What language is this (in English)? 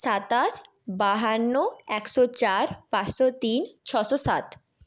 Bangla